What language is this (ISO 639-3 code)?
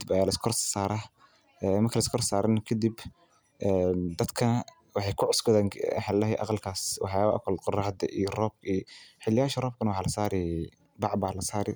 som